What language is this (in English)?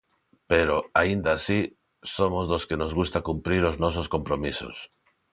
Galician